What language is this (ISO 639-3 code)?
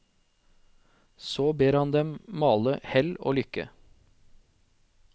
nor